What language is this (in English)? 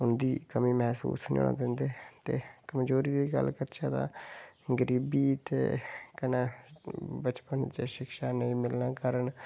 Dogri